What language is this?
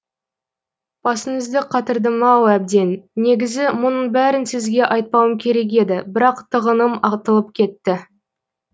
Kazakh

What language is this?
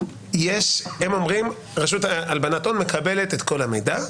Hebrew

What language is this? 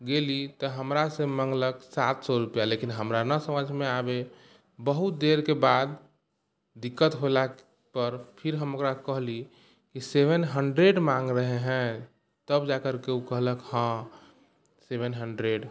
Maithili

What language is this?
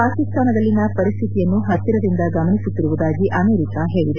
Kannada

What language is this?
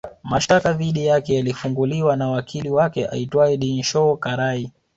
Swahili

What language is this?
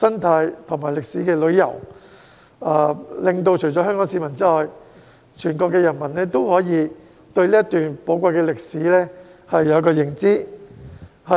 Cantonese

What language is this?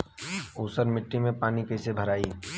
Bhojpuri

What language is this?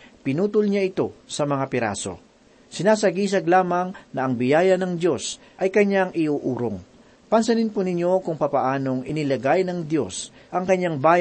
Filipino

